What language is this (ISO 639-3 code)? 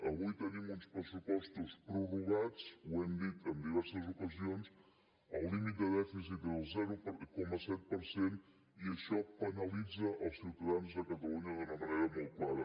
cat